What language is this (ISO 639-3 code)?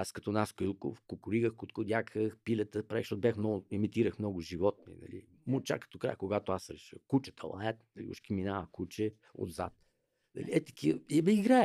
bul